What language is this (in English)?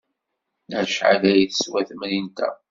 Kabyle